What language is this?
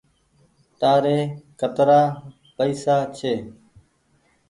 Goaria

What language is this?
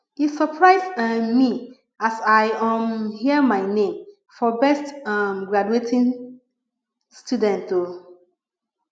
Nigerian Pidgin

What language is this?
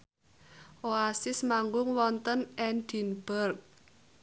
Javanese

